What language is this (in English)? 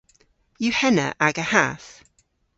Cornish